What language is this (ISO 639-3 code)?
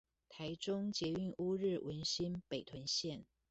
zho